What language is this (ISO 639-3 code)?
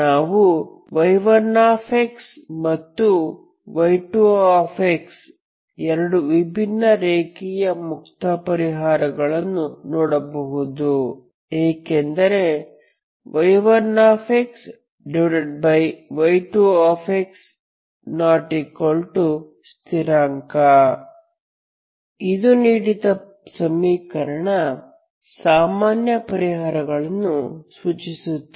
kan